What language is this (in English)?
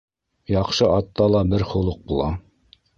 Bashkir